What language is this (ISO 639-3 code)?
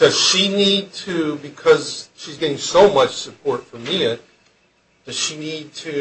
eng